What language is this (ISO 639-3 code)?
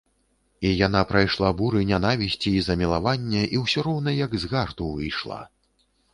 bel